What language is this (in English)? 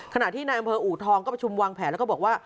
Thai